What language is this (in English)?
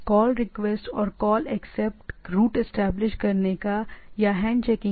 Hindi